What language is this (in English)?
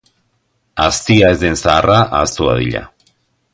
Basque